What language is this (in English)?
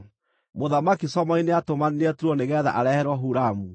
Kikuyu